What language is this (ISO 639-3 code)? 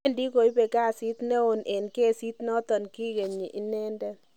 kln